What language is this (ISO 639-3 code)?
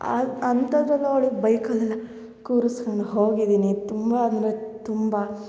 kan